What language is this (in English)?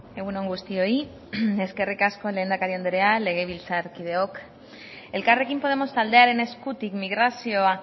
Basque